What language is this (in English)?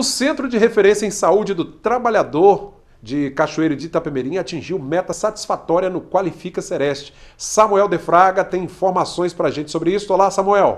Portuguese